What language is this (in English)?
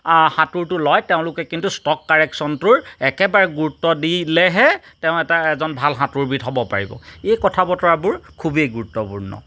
Assamese